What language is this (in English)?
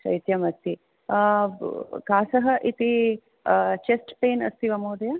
Sanskrit